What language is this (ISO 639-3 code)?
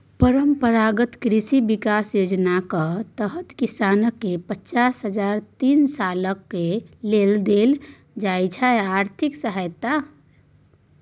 mai